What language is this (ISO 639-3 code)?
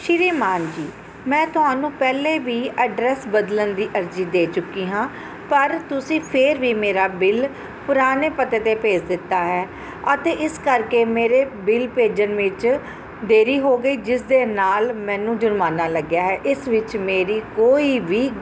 pan